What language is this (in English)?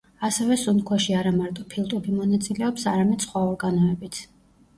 Georgian